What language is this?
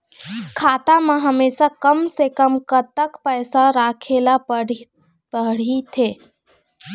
Chhattisgarhi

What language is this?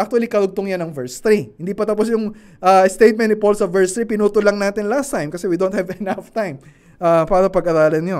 Filipino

